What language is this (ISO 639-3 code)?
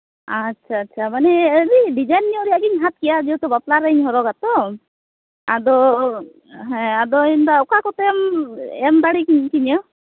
sat